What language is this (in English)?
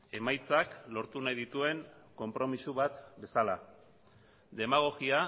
Basque